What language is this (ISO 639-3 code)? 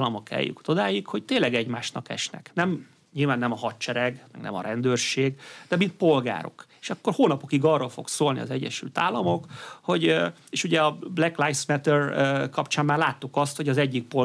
hun